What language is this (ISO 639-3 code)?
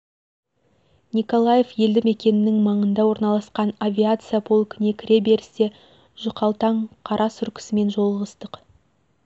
kaz